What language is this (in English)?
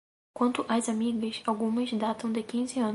Portuguese